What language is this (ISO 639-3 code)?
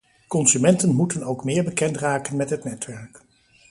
nld